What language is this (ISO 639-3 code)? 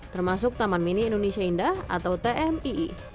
ind